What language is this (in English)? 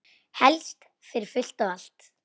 Icelandic